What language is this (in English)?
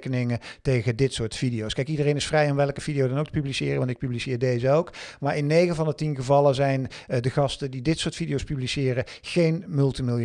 Dutch